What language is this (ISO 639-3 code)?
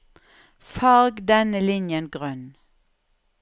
nor